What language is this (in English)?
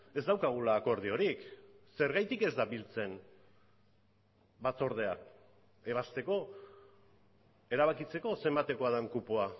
Basque